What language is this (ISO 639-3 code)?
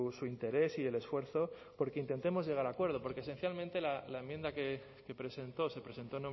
spa